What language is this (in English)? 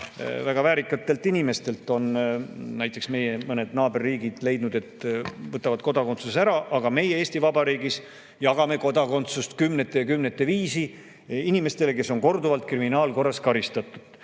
Estonian